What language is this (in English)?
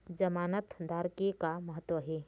Chhattisgarhi